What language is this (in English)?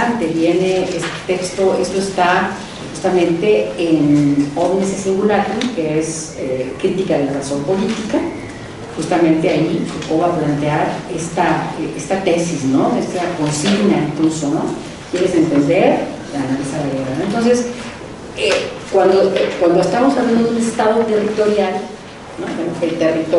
Spanish